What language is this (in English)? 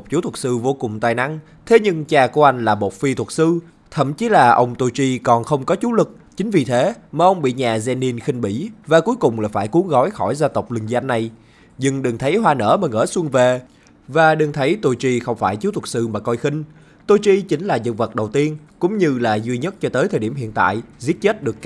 Vietnamese